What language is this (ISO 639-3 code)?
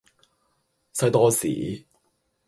yue